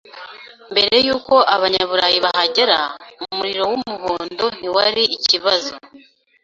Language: Kinyarwanda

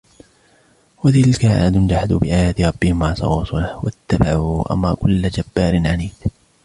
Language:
Arabic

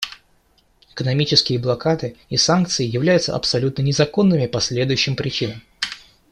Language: Russian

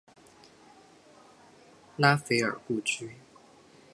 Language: Chinese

